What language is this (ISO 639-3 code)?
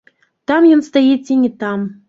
bel